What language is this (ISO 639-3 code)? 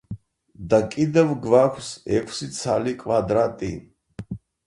kat